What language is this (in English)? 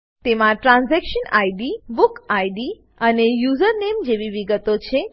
Gujarati